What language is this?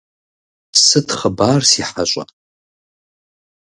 Kabardian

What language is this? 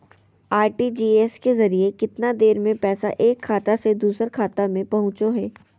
Magahi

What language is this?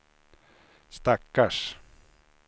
Swedish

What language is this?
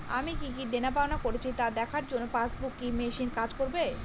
Bangla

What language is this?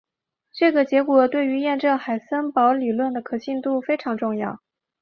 Chinese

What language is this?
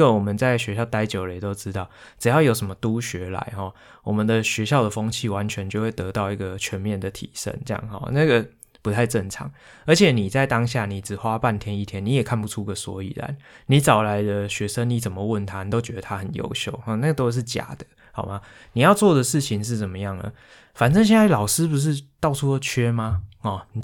Chinese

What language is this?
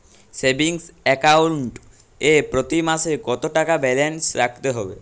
Bangla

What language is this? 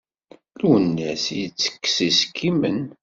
Kabyle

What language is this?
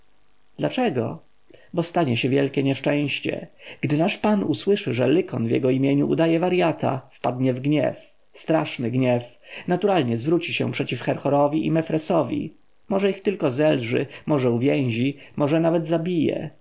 Polish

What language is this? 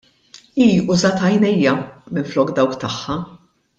Maltese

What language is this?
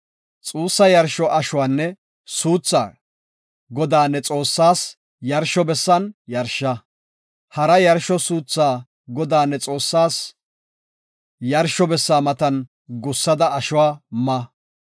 Gofa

